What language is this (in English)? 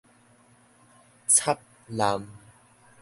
Min Nan Chinese